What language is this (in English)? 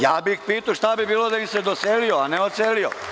Serbian